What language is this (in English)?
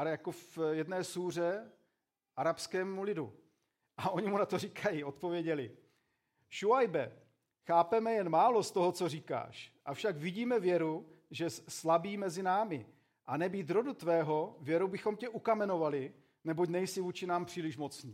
Czech